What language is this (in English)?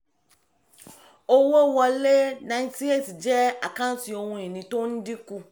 Yoruba